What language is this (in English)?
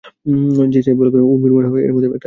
Bangla